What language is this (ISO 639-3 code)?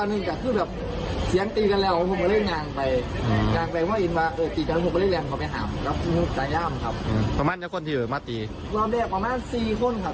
tha